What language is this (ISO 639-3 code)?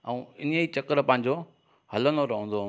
snd